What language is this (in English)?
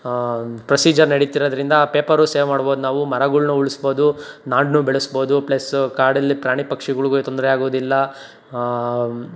Kannada